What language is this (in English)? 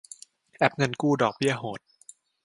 Thai